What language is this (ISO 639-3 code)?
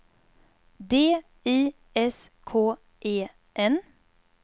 swe